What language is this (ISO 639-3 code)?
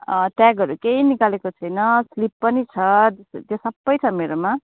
nep